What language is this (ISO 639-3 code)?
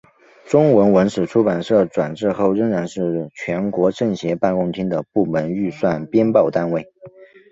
zho